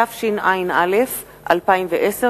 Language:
Hebrew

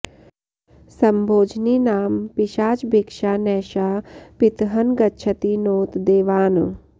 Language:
Sanskrit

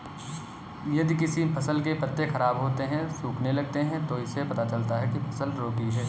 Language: Hindi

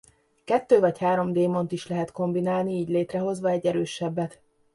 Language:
Hungarian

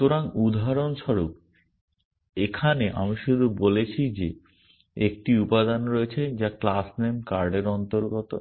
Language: Bangla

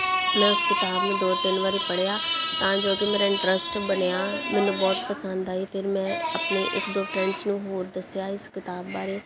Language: Punjabi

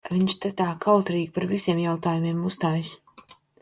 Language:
Latvian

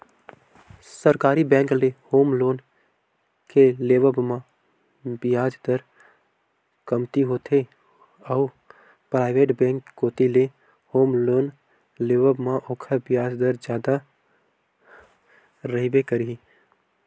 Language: Chhattisgarhi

